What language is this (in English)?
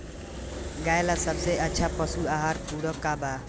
Bhojpuri